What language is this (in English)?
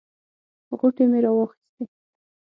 Pashto